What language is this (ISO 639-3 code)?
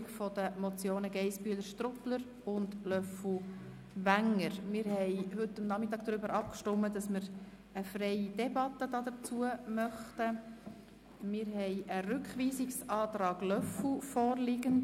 gsw